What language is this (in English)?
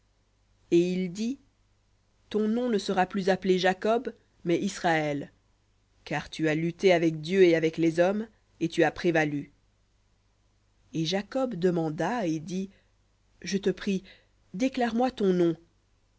French